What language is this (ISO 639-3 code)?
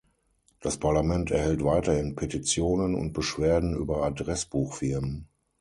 deu